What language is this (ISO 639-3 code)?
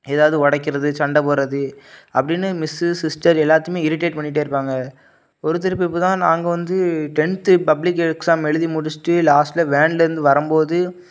tam